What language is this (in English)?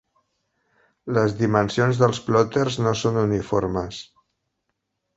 Catalan